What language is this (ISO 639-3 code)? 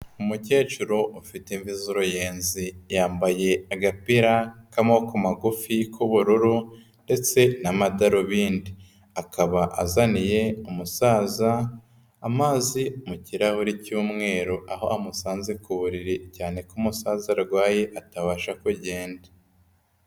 kin